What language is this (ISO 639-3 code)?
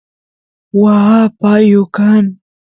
qus